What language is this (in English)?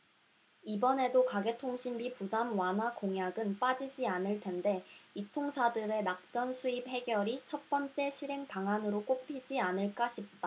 Korean